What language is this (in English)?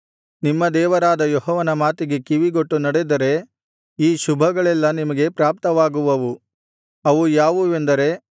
Kannada